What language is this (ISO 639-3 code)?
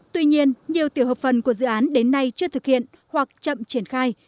vie